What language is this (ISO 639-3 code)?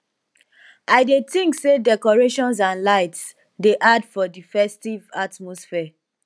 pcm